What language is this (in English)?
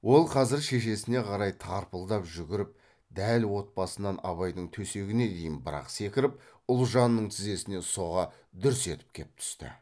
Kazakh